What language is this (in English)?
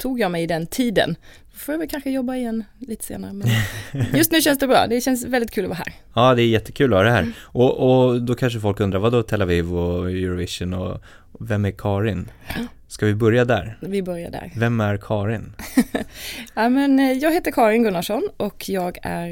Swedish